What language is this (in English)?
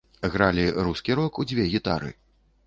Belarusian